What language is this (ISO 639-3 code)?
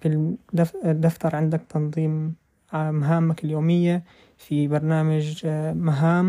ara